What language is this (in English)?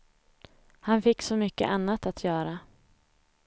Swedish